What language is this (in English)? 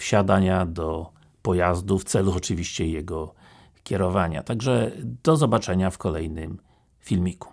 Polish